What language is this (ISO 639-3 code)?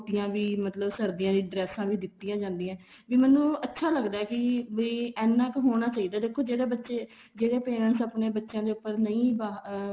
pan